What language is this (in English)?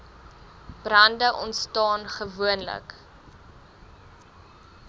Afrikaans